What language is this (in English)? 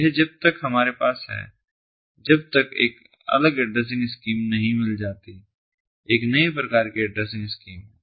Hindi